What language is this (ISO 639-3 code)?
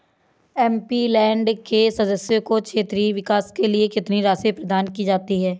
hin